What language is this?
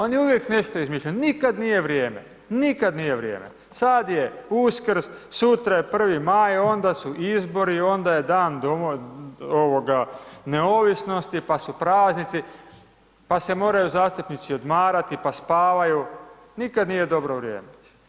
Croatian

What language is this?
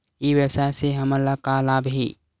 Chhattisgarhi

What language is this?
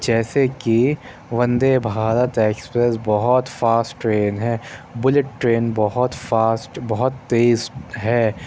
Urdu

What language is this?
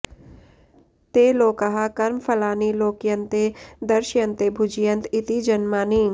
Sanskrit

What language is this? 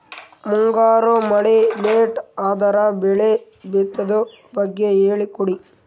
Kannada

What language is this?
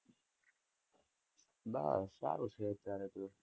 Gujarati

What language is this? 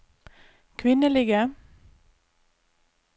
Norwegian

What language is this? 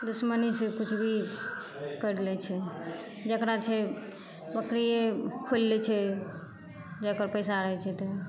Maithili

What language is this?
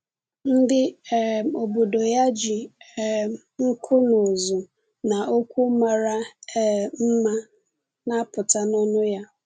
Igbo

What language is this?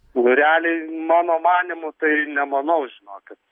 Lithuanian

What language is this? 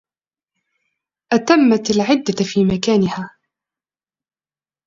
Arabic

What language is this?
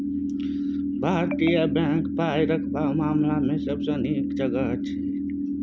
Maithili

